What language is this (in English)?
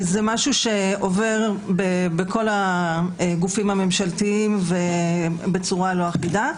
Hebrew